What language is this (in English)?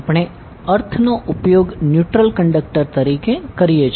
Gujarati